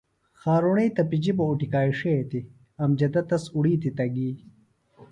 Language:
Phalura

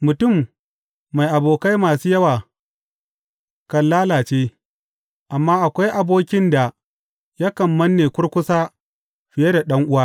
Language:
Hausa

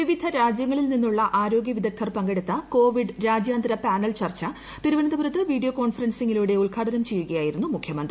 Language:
Malayalam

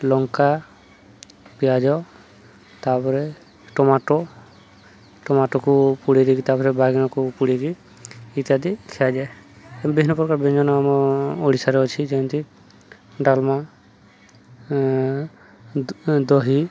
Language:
Odia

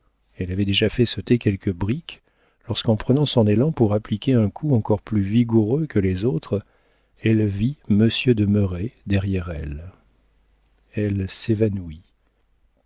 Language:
French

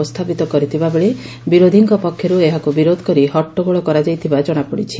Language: Odia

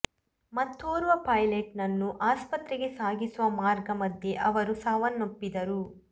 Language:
Kannada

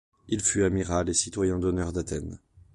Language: French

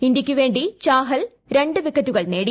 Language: Malayalam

